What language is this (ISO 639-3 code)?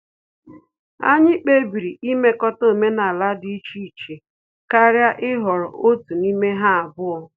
ibo